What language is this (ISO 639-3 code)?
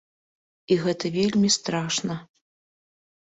bel